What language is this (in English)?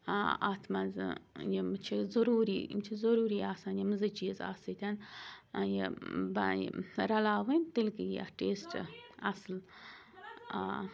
Kashmiri